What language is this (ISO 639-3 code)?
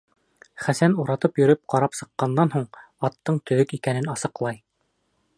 bak